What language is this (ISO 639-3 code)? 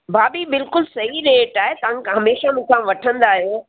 snd